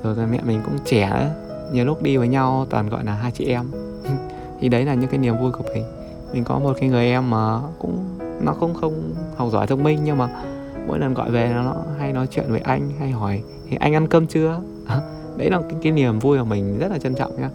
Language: Vietnamese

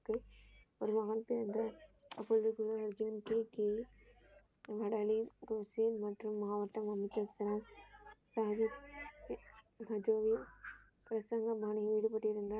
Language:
Tamil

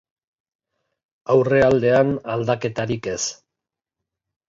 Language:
Basque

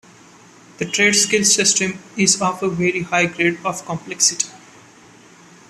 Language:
English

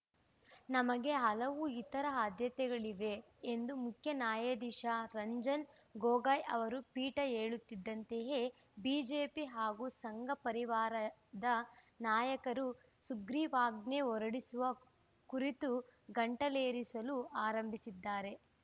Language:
Kannada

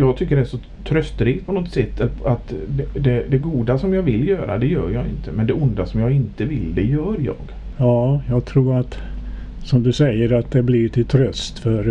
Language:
Swedish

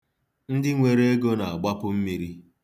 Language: Igbo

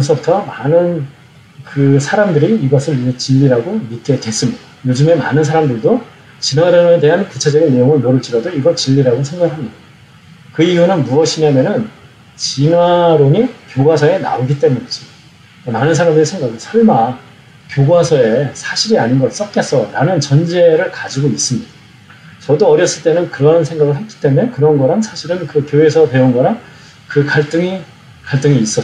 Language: Korean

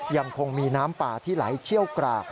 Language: Thai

